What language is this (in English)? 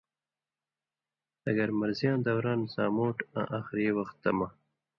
Indus Kohistani